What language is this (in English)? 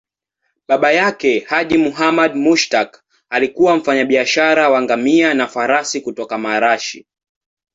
Swahili